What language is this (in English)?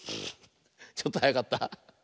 Japanese